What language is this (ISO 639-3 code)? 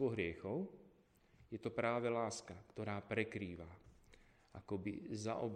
slk